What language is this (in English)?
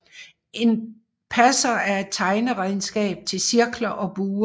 Danish